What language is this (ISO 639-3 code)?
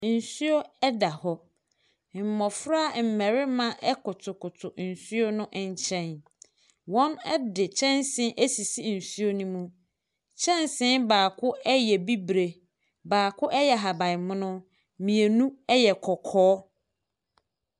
aka